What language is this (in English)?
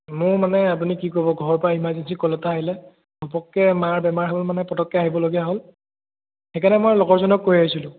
Assamese